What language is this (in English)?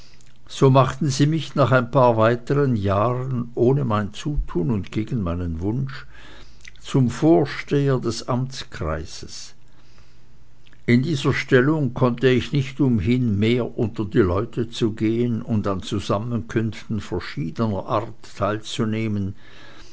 German